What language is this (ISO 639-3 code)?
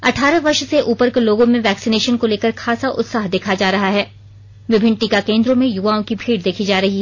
hin